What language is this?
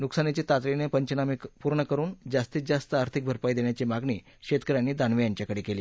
Marathi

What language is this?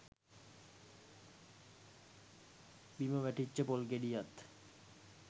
Sinhala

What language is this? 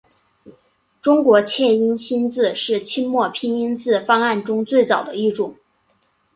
Chinese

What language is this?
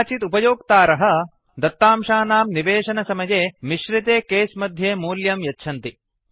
Sanskrit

